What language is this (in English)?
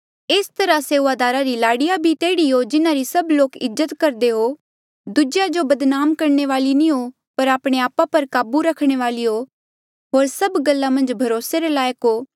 Mandeali